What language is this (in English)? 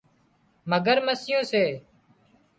Wadiyara Koli